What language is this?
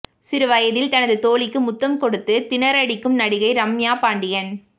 Tamil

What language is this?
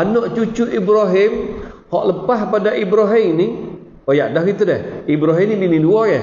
Malay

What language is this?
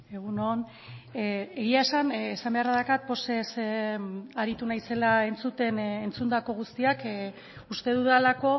Basque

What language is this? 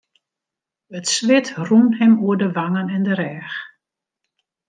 Western Frisian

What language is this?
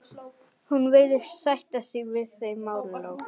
Icelandic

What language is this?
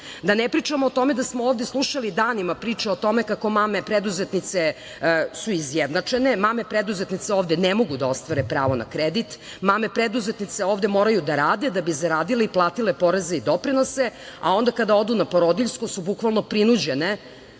Serbian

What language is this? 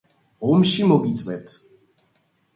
Georgian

